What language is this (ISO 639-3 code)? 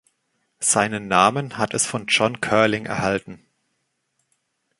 deu